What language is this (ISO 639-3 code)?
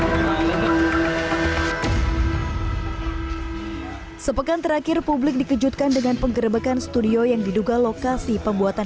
ind